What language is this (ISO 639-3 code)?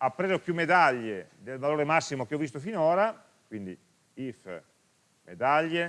ita